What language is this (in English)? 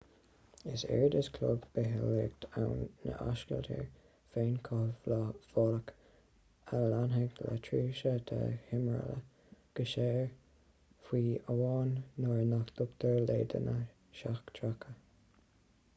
Irish